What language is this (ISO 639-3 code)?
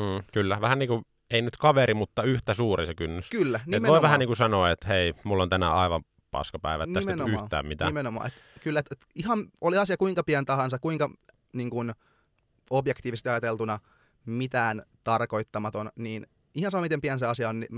fin